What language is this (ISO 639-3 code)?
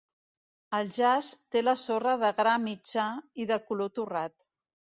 cat